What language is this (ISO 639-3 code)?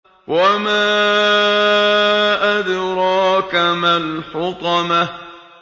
ara